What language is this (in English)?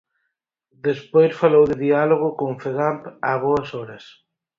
Galician